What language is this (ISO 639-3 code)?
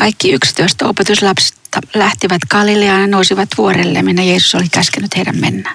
fin